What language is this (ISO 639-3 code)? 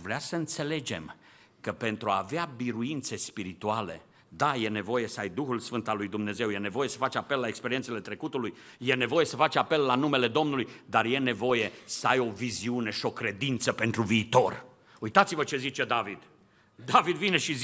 ron